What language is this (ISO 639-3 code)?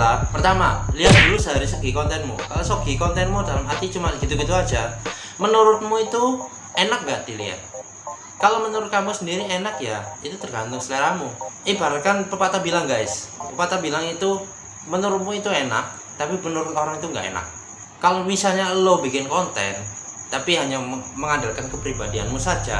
ind